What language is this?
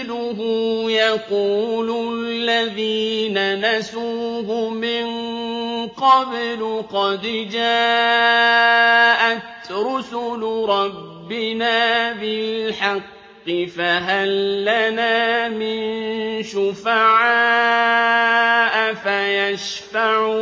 Arabic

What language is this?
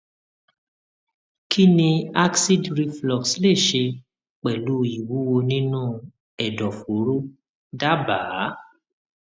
Yoruba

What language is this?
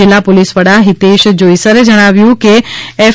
Gujarati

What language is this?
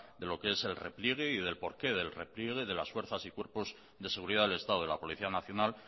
Spanish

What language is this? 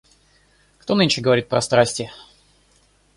Russian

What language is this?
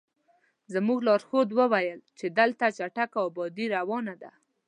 Pashto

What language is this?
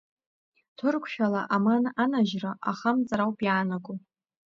Abkhazian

